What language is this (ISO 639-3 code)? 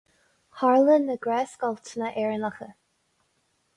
gle